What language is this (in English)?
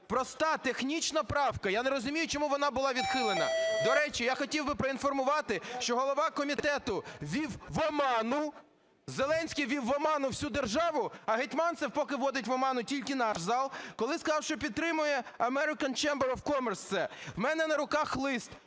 Ukrainian